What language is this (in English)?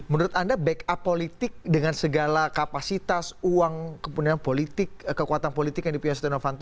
Indonesian